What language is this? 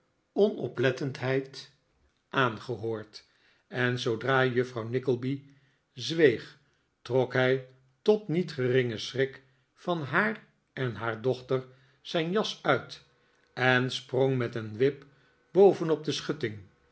Dutch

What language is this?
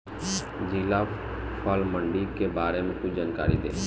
Bhojpuri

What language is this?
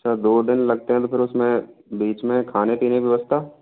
Hindi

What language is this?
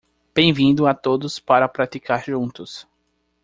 Portuguese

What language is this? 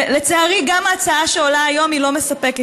Hebrew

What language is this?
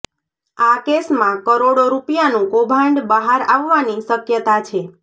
Gujarati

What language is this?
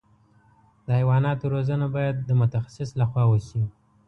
Pashto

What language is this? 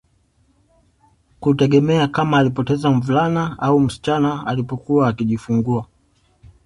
Swahili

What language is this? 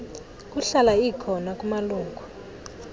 Xhosa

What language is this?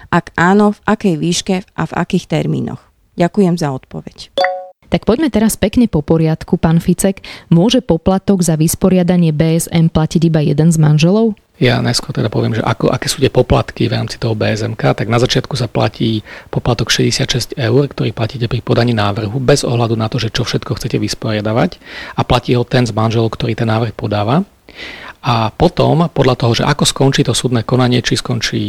Slovak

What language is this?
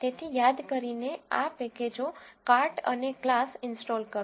Gujarati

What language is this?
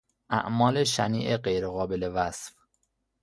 Persian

